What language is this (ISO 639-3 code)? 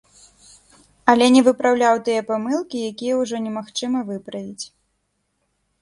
bel